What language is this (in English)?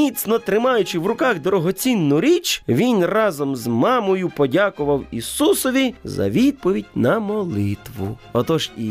Ukrainian